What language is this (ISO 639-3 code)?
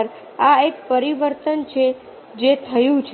guj